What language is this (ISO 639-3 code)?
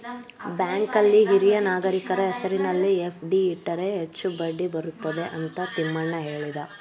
kan